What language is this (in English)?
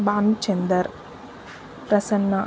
Telugu